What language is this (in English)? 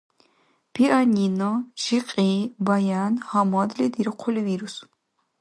Dargwa